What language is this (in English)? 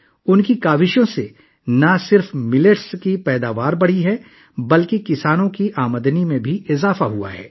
Urdu